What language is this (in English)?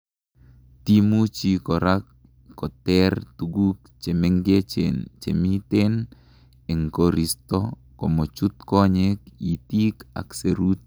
Kalenjin